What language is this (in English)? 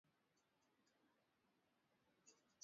Swahili